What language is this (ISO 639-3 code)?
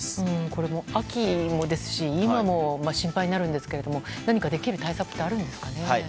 jpn